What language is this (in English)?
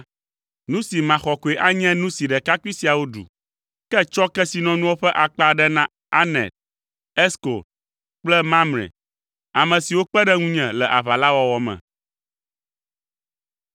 Ewe